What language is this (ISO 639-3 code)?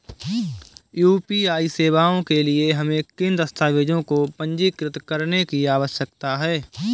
hin